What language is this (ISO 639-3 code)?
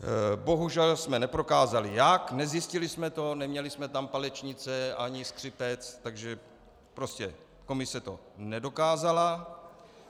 ces